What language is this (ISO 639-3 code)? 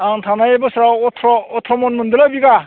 brx